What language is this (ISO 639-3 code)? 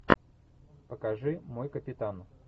rus